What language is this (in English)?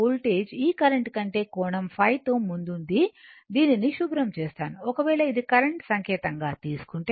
Telugu